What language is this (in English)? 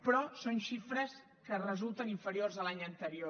Catalan